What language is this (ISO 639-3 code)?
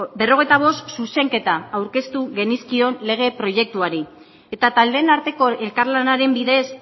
eus